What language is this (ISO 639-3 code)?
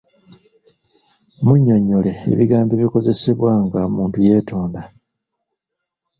lug